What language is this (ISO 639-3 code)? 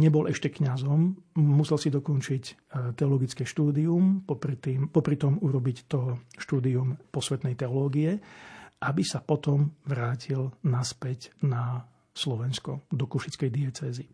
slk